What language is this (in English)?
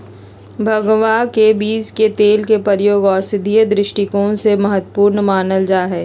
Magahi